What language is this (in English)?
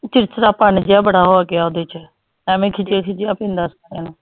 Punjabi